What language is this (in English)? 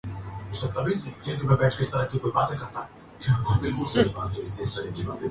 Urdu